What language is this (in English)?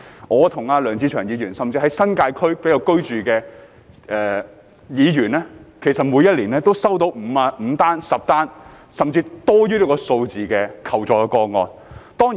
Cantonese